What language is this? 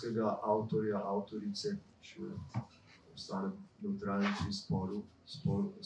Romanian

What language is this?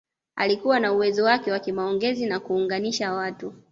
Swahili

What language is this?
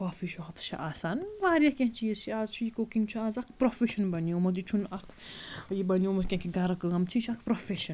Kashmiri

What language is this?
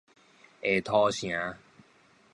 Min Nan Chinese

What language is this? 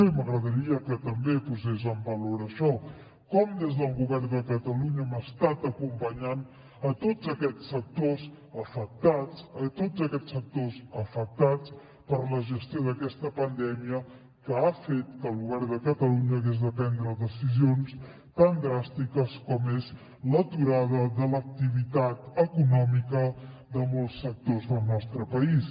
Catalan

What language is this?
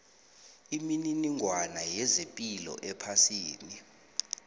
South Ndebele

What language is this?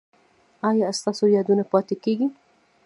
Pashto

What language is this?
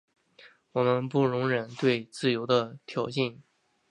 Chinese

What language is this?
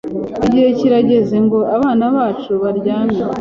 Kinyarwanda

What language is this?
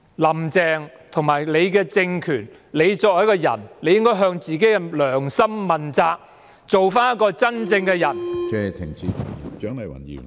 Cantonese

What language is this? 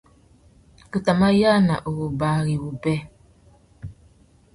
Tuki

